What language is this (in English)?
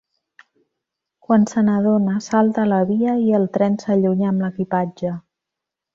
Catalan